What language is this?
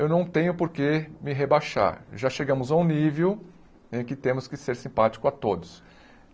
Portuguese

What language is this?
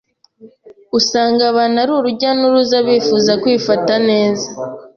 Kinyarwanda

